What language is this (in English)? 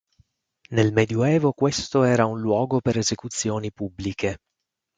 Italian